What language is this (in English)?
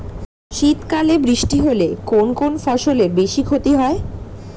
Bangla